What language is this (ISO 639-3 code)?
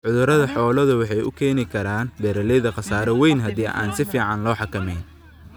som